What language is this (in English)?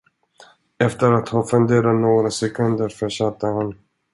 Swedish